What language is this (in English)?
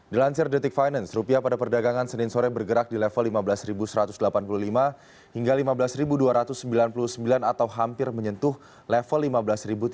Indonesian